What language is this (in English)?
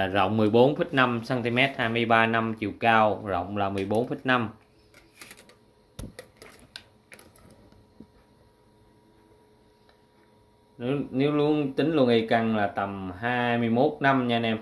Vietnamese